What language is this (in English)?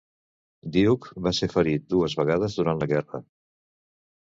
Catalan